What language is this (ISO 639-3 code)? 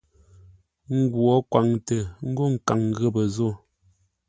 nla